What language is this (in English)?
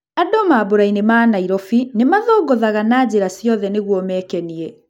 Kikuyu